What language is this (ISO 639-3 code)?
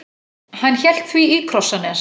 isl